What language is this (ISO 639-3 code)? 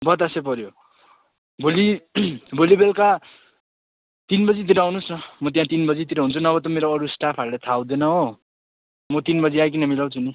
nep